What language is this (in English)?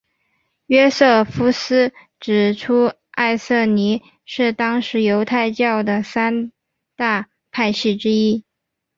Chinese